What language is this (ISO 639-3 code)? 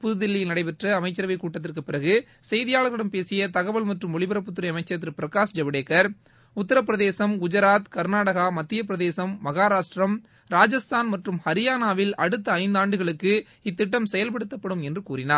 tam